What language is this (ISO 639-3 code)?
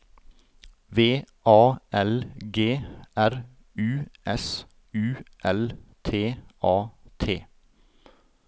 nor